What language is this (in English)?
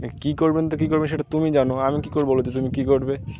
Bangla